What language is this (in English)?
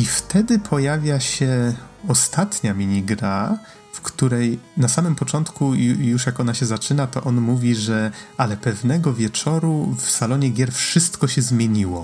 Polish